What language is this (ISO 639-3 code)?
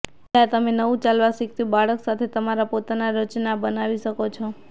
guj